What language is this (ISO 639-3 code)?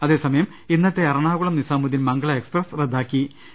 mal